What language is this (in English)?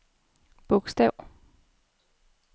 Danish